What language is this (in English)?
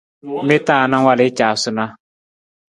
Nawdm